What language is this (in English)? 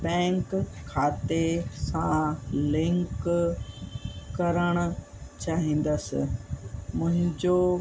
Sindhi